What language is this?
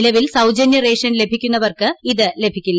Malayalam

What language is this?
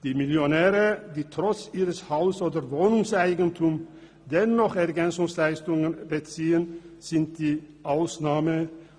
Swiss German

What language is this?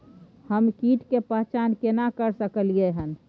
Maithili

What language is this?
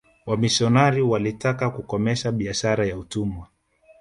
Swahili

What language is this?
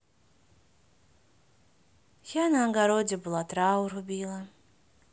Russian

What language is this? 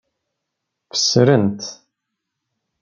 Kabyle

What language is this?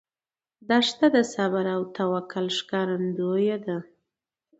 Pashto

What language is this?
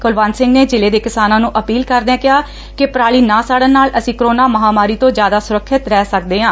Punjabi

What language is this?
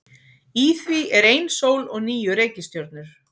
Icelandic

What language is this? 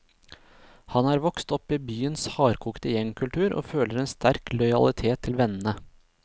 Norwegian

